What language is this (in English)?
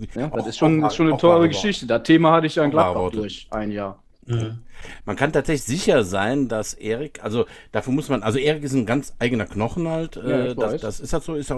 German